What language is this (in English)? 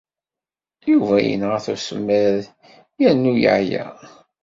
Kabyle